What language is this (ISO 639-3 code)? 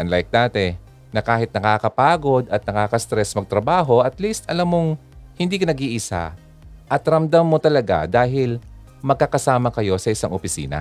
fil